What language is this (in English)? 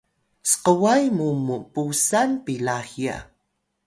Atayal